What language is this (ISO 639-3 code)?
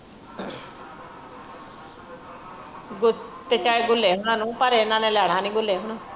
pan